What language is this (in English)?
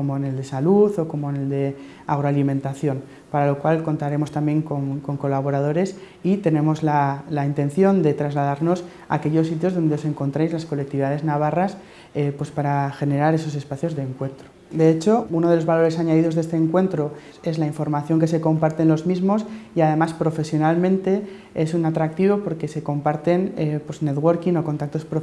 Spanish